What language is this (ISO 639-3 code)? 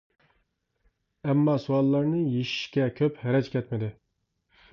uig